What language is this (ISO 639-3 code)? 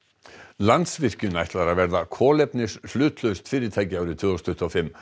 isl